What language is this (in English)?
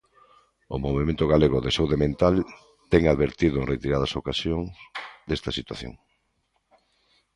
Galician